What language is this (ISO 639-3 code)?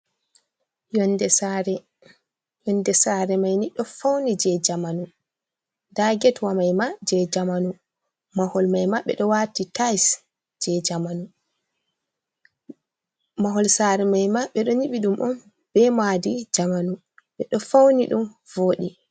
ful